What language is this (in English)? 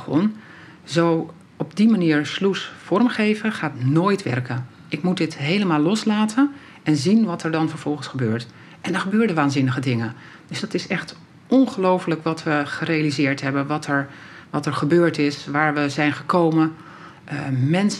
Dutch